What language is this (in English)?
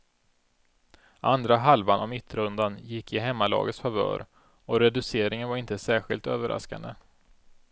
Swedish